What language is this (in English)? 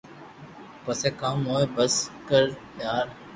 Loarki